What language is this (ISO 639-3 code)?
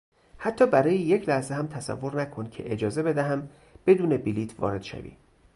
fas